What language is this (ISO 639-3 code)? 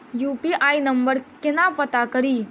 mai